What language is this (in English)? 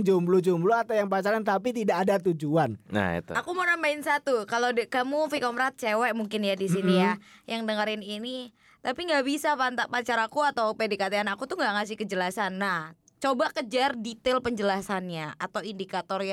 Indonesian